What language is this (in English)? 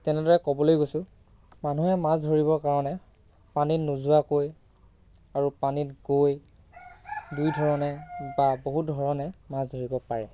Assamese